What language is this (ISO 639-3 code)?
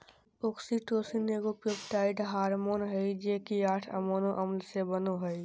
mag